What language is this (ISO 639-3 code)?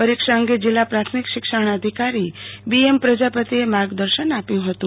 guj